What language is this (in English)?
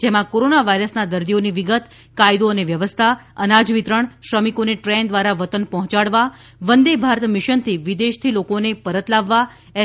Gujarati